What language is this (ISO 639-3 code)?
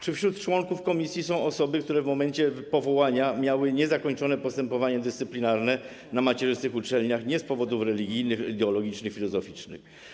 pol